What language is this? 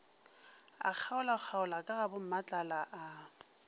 Northern Sotho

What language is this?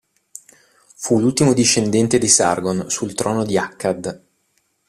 Italian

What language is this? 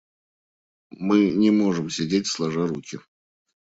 Russian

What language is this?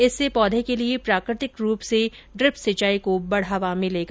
Hindi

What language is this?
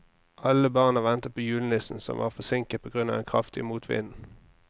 Norwegian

